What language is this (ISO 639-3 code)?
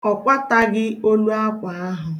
ibo